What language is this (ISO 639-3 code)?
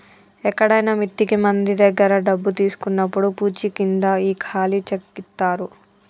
tel